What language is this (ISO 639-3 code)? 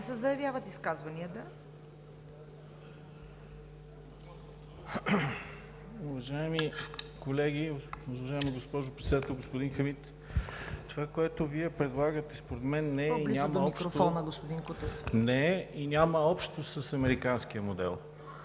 bul